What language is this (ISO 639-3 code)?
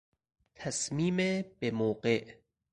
fas